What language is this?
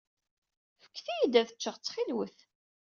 Kabyle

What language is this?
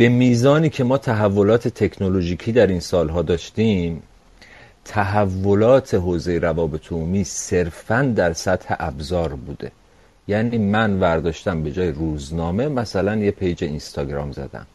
Persian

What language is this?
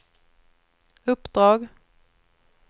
Swedish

